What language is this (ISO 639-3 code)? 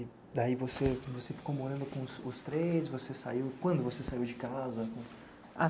por